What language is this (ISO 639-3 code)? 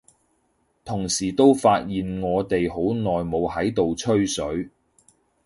yue